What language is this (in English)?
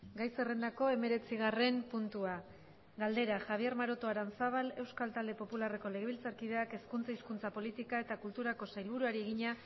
Basque